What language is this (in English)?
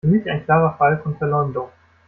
German